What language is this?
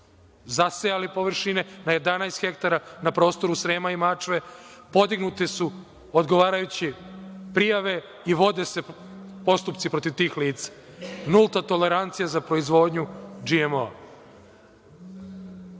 Serbian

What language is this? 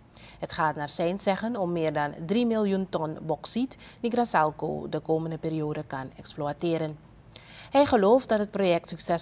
Dutch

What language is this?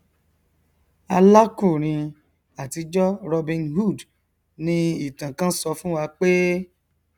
Yoruba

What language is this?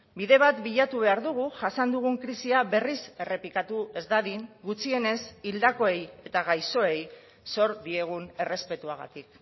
Basque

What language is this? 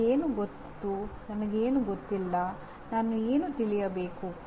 Kannada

